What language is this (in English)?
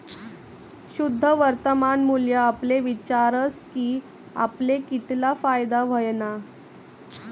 Marathi